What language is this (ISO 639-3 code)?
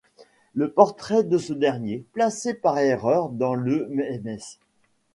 fra